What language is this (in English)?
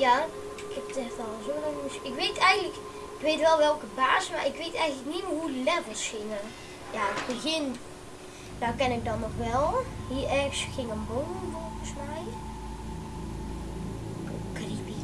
Dutch